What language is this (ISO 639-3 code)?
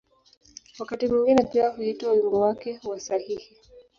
swa